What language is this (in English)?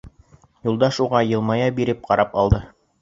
Bashkir